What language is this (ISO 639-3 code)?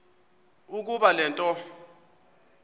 xho